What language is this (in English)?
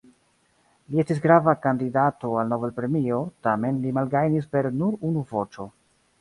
Esperanto